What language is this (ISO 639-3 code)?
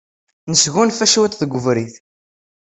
kab